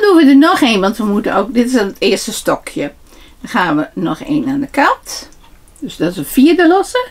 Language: Dutch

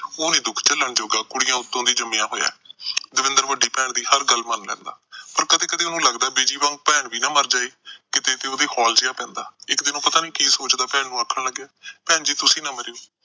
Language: Punjabi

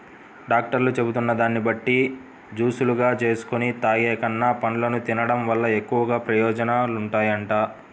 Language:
Telugu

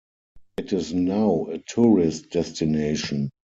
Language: English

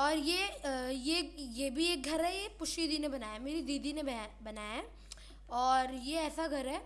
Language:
Hindi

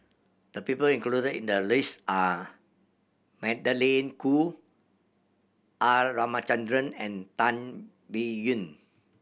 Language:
English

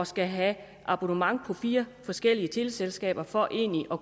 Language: Danish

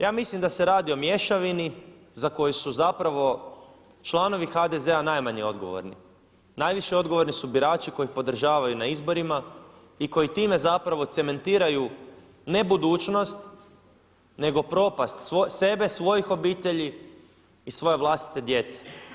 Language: Croatian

